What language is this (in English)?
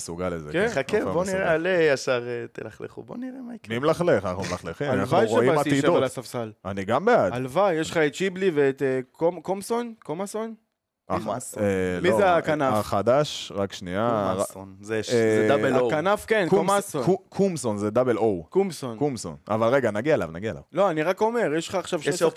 Hebrew